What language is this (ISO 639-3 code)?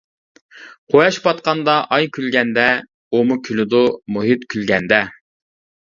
uig